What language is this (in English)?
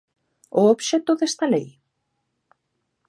Galician